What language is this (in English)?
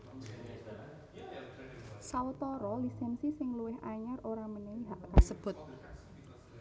Javanese